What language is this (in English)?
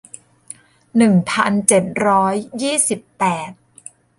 Thai